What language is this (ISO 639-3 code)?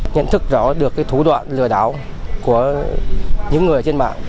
vie